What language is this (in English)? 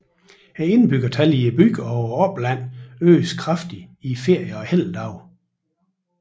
Danish